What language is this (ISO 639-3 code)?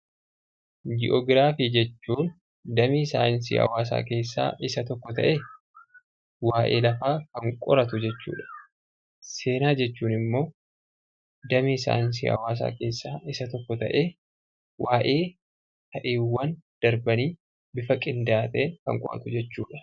orm